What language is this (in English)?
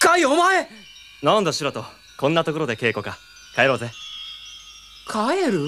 Japanese